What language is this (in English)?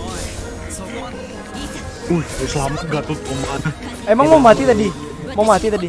Indonesian